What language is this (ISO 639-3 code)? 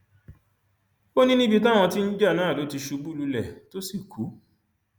yor